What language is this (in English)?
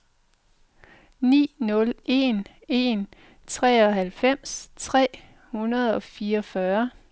Danish